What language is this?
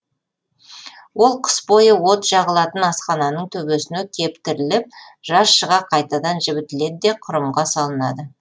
Kazakh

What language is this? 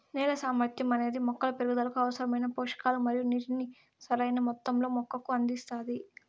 Telugu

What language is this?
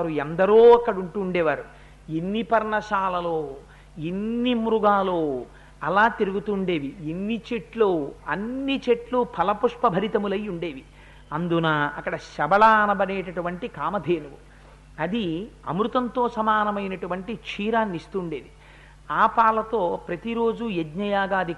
Telugu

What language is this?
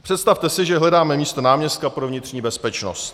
Czech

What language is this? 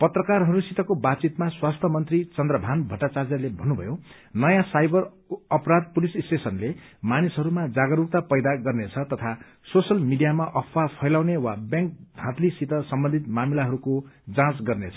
Nepali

